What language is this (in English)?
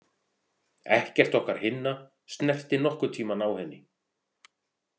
Icelandic